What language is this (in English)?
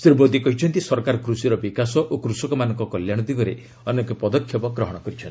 Odia